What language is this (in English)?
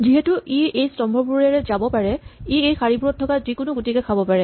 Assamese